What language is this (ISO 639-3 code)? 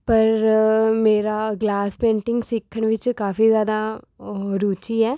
pan